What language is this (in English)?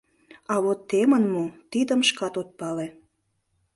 Mari